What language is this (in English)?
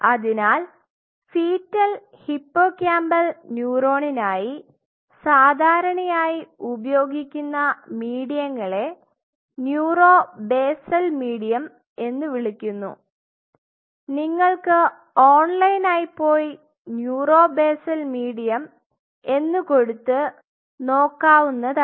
Malayalam